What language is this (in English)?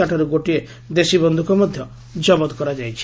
Odia